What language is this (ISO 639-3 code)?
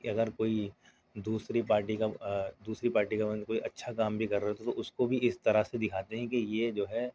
urd